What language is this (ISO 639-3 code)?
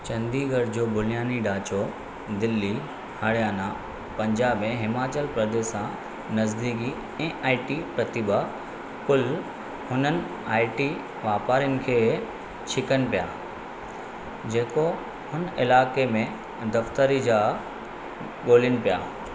snd